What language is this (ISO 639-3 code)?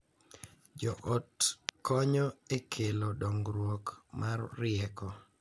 luo